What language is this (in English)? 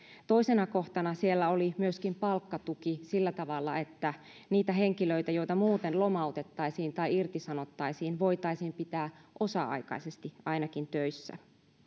Finnish